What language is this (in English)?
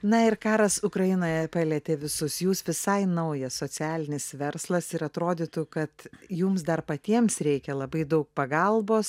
Lithuanian